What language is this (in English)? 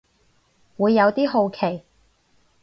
Cantonese